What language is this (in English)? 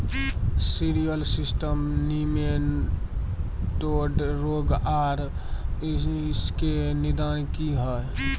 Maithili